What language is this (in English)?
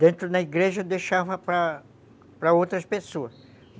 Portuguese